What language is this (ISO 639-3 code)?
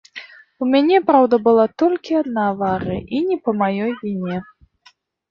bel